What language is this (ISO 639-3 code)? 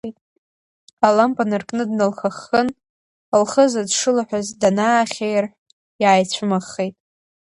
abk